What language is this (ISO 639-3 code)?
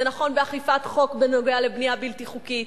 heb